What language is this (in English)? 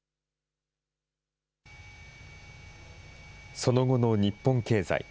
Japanese